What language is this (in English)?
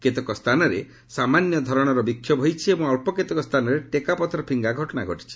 Odia